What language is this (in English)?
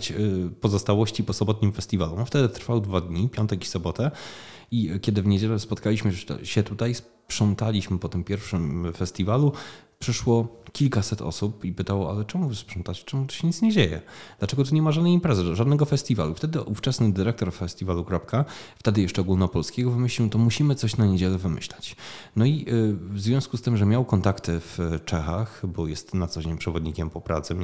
Polish